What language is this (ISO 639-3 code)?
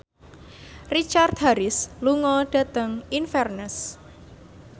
jav